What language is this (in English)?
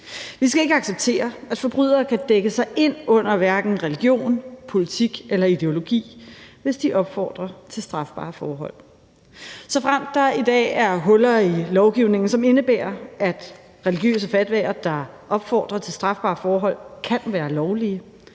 Danish